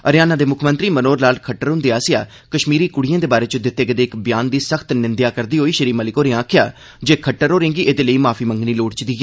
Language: Dogri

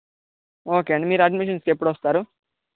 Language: Telugu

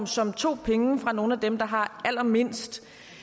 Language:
Danish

